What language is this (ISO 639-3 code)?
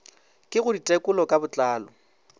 nso